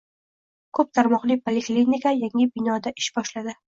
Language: Uzbek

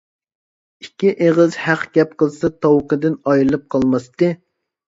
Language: Uyghur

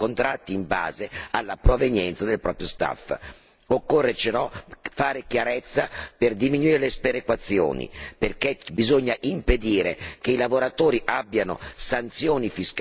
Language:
Italian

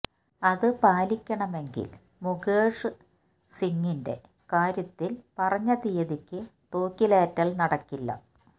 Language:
Malayalam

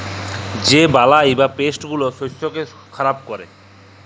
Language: Bangla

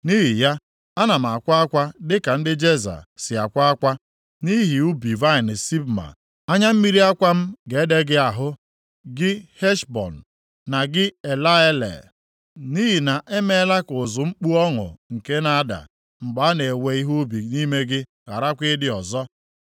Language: Igbo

